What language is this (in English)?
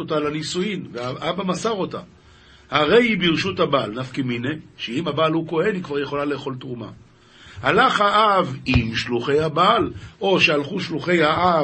Hebrew